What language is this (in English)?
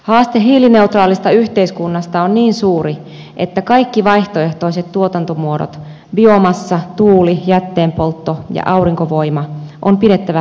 Finnish